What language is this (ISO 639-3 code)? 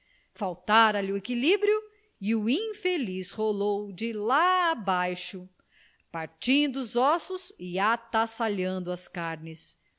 por